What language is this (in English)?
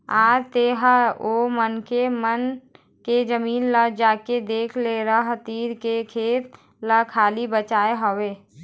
Chhattisgarhi